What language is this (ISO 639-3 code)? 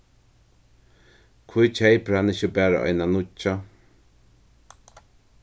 fao